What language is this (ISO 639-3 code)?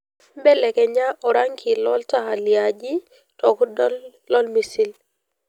mas